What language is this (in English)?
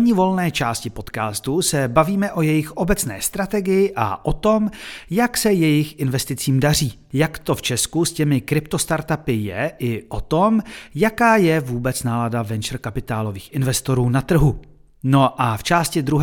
Czech